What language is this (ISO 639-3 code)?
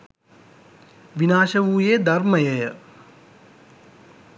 sin